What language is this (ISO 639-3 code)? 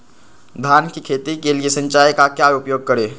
mag